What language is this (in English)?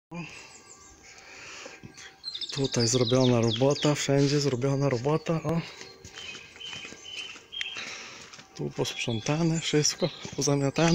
Polish